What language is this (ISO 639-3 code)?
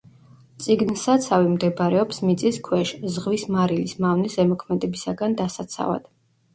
kat